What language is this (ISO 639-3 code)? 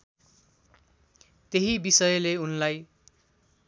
nep